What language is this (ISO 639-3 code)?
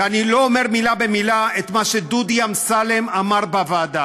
heb